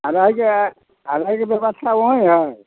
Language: Maithili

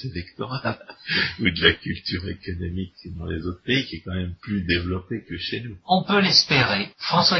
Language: French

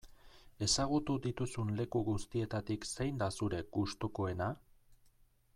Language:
Basque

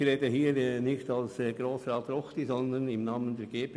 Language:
Swiss German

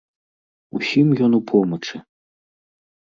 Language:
Belarusian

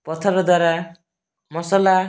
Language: Odia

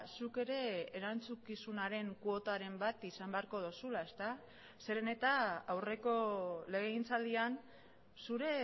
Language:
Basque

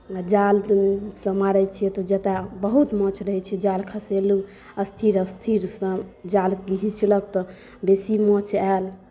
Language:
Maithili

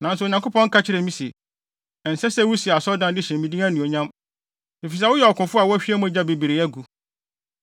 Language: Akan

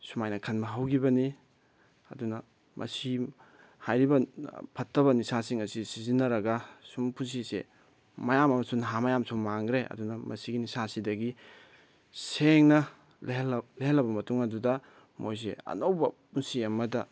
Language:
Manipuri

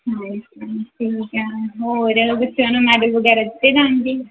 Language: Punjabi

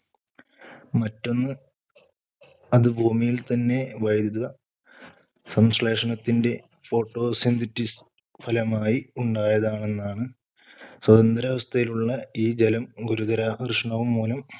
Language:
Malayalam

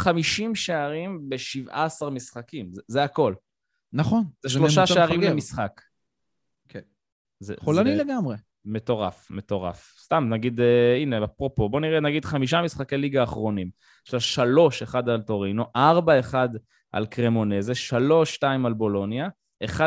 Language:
Hebrew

